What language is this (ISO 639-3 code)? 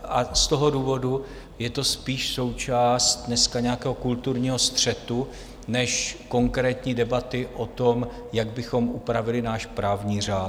ces